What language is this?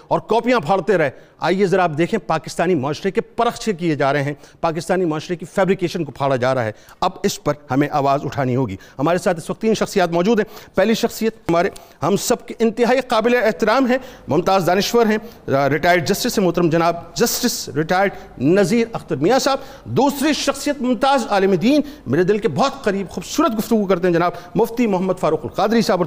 Urdu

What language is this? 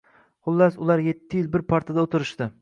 Uzbek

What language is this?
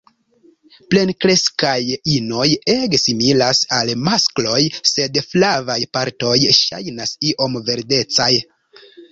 Esperanto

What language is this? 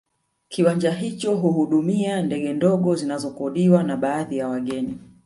Swahili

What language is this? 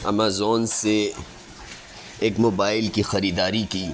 Urdu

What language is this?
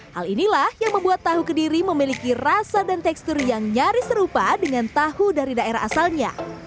Indonesian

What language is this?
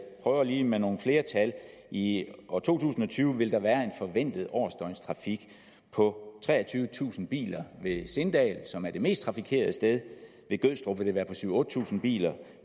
Danish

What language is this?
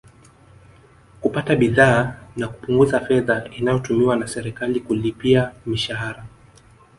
Swahili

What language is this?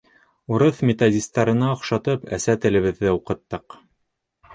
Bashkir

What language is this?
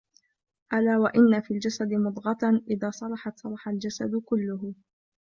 Arabic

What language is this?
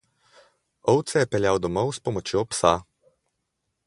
Slovenian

